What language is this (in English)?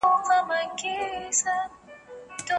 Pashto